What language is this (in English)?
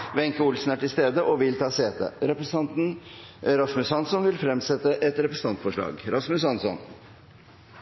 Norwegian Bokmål